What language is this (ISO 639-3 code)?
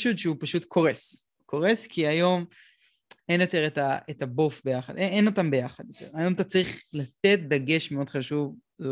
heb